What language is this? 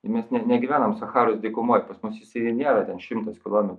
Lithuanian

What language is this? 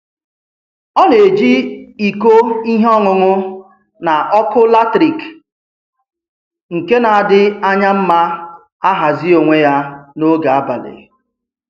Igbo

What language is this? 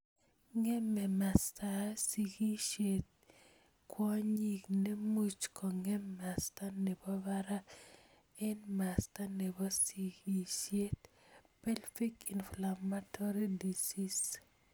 Kalenjin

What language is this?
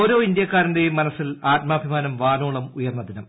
Malayalam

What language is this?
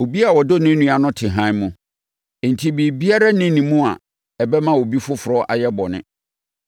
Akan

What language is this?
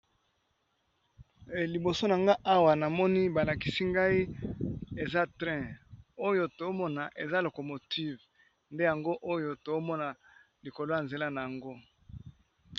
Lingala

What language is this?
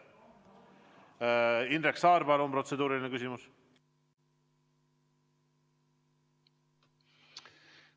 Estonian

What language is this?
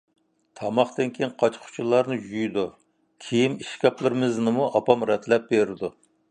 Uyghur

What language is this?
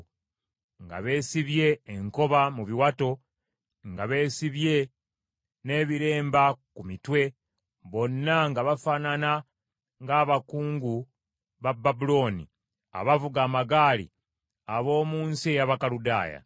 Ganda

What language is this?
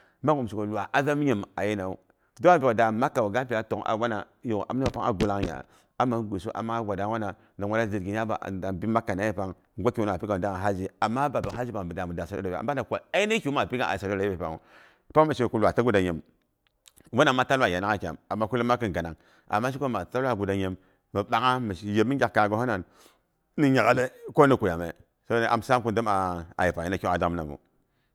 Boghom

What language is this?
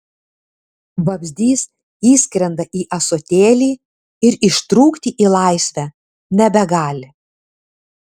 Lithuanian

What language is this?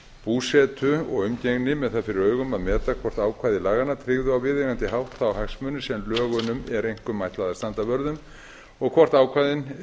Icelandic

